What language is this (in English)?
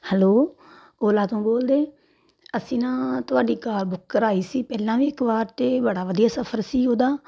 Punjabi